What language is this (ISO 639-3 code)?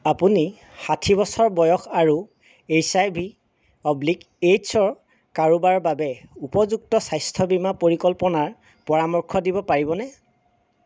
asm